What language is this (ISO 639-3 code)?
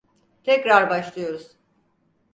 tur